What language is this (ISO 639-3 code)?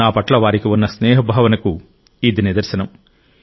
tel